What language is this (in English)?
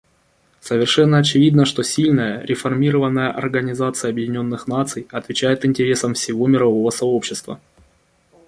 Russian